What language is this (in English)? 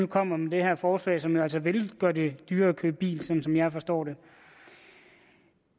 Danish